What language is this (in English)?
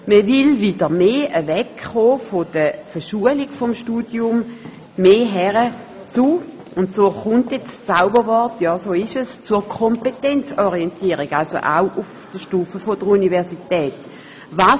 Swiss German